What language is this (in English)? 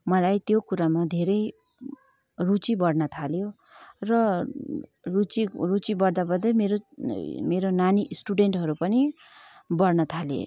Nepali